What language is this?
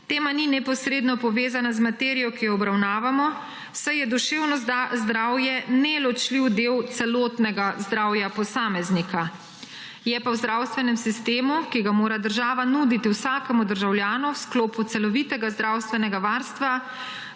Slovenian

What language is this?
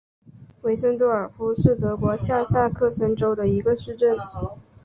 Chinese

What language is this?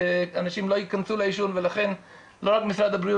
Hebrew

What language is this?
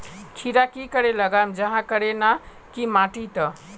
Magahi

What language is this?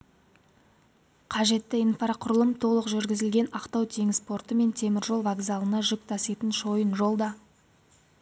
Kazakh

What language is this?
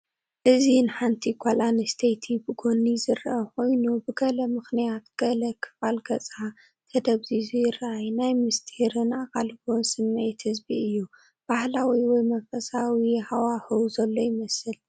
Tigrinya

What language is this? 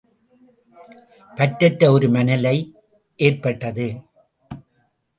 Tamil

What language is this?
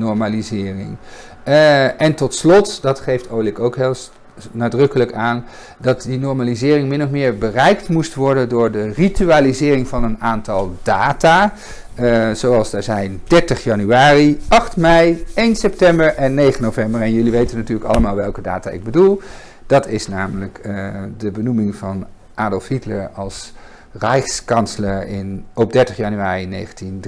Dutch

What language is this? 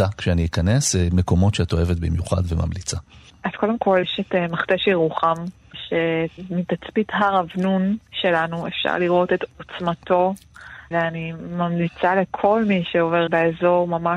Hebrew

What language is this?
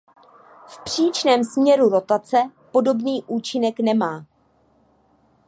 Czech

